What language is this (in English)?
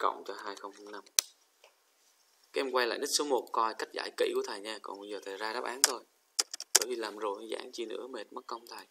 Vietnamese